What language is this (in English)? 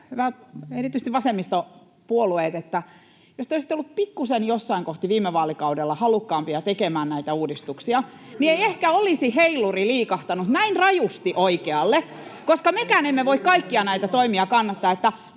Finnish